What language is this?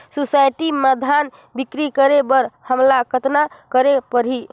Chhattisgarhi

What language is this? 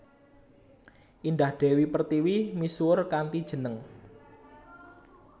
Javanese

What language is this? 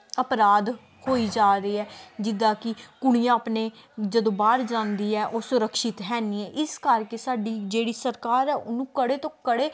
Punjabi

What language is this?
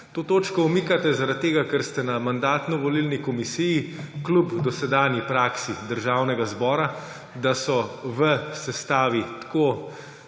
Slovenian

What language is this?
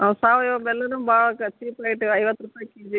Kannada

